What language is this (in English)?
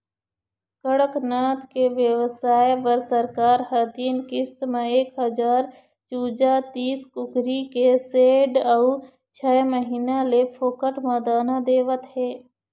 Chhattisgarhi